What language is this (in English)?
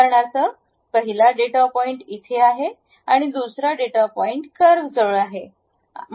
Marathi